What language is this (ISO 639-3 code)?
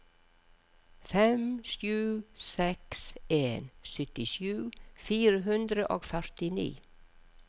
nor